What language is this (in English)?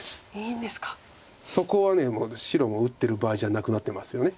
Japanese